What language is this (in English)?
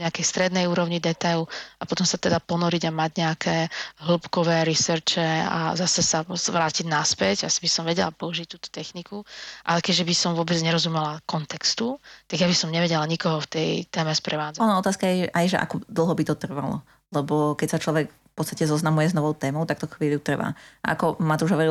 Slovak